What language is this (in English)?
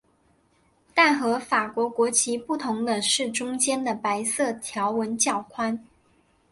Chinese